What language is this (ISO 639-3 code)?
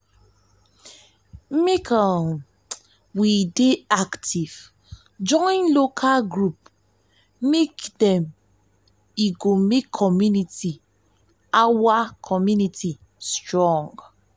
pcm